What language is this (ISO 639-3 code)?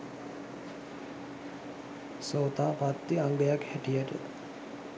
sin